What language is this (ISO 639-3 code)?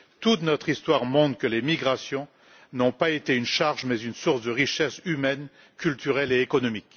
fra